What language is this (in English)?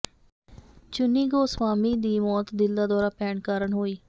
Punjabi